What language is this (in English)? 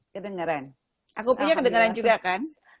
Indonesian